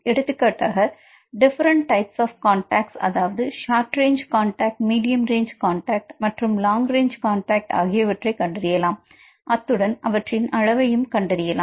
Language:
Tamil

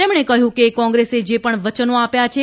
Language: Gujarati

